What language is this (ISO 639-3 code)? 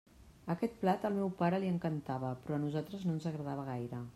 cat